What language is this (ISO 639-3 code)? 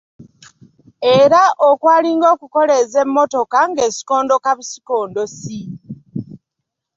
lug